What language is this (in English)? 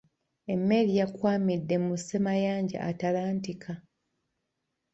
Ganda